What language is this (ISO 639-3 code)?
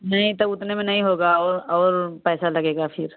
hin